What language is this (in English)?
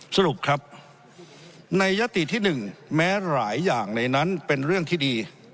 Thai